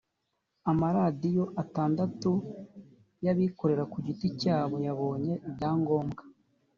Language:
Kinyarwanda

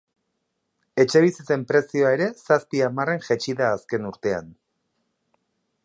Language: Basque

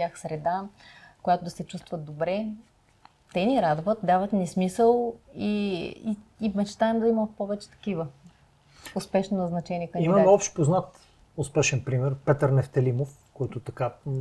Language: Bulgarian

